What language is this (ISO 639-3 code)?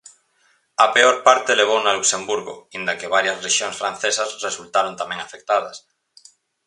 glg